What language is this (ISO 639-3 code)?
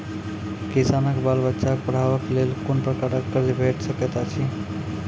mai